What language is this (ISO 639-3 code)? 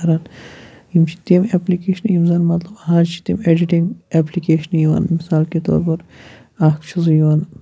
kas